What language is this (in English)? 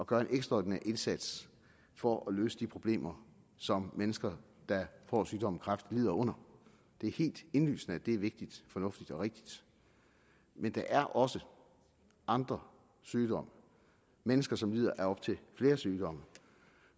Danish